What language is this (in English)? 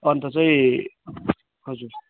Nepali